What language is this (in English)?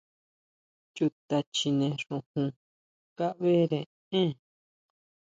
Huautla Mazatec